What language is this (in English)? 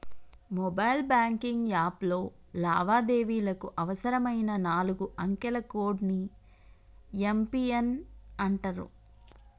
Telugu